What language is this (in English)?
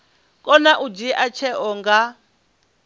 Venda